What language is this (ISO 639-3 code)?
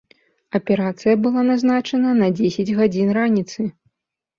bel